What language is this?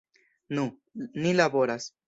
Esperanto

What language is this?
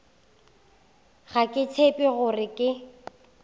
Northern Sotho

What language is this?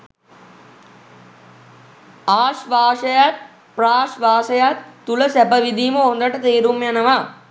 Sinhala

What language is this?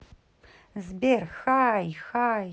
Russian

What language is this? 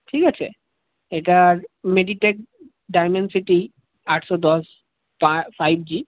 Bangla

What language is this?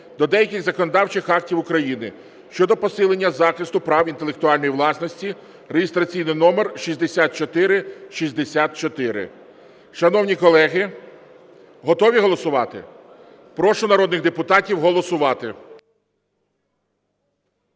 Ukrainian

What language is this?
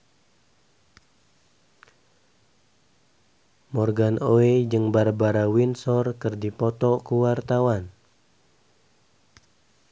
Sundanese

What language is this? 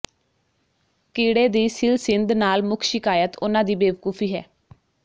Punjabi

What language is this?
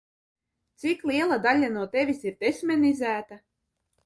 Latvian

